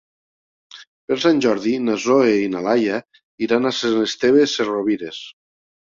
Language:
Catalan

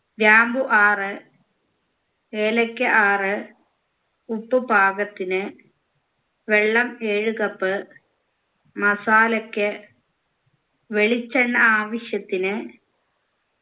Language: Malayalam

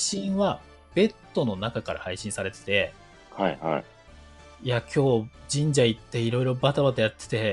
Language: Japanese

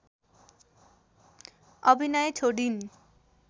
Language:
Nepali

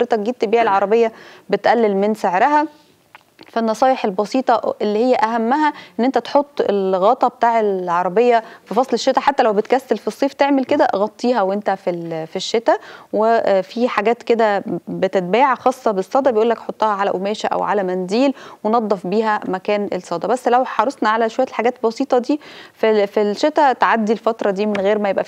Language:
Arabic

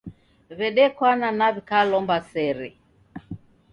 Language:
Taita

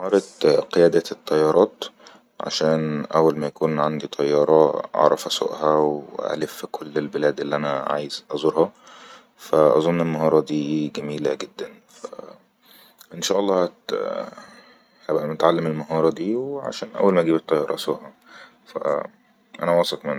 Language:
Egyptian Arabic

